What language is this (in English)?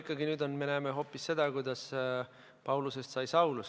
Estonian